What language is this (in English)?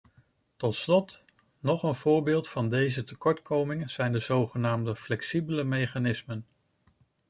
Dutch